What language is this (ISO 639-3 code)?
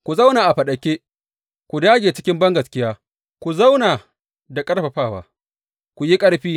hau